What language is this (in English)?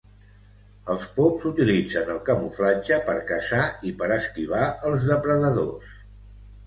Catalan